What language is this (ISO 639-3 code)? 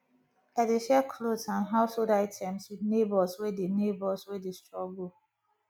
pcm